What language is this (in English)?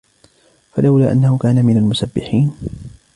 Arabic